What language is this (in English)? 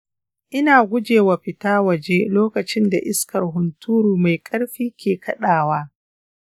Hausa